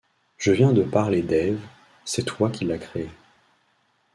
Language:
French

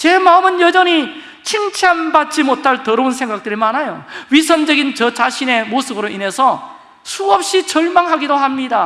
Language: Korean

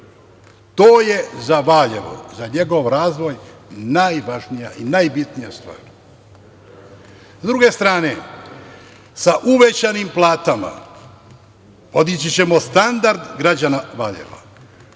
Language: Serbian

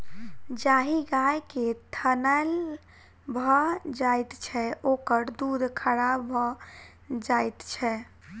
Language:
Maithili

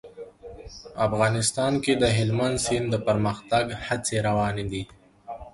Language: Pashto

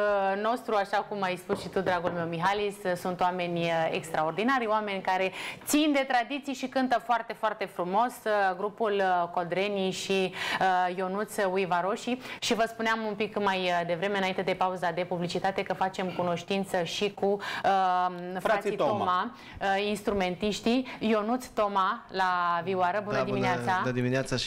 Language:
Romanian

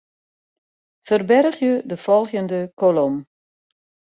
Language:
Western Frisian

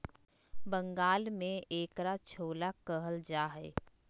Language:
Magahi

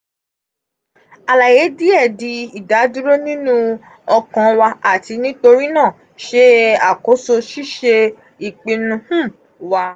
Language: Yoruba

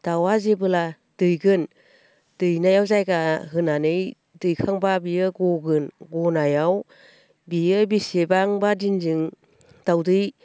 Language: Bodo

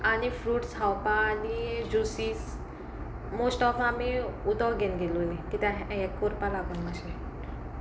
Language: Konkani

